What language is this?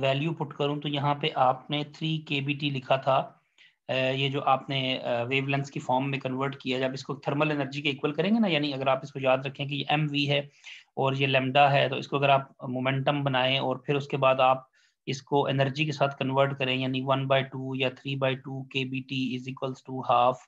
Hindi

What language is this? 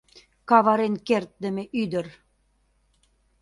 Mari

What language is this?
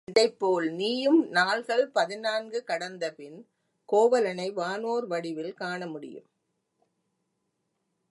Tamil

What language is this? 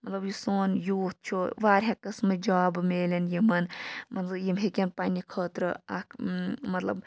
Kashmiri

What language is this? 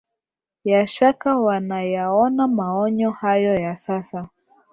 Swahili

